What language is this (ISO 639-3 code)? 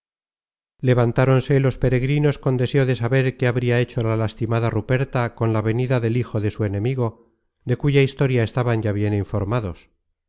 spa